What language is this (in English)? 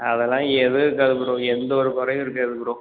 Tamil